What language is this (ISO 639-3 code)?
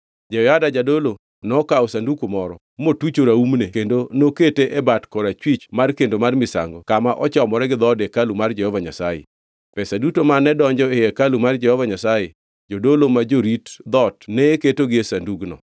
luo